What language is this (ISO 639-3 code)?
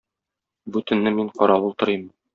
tat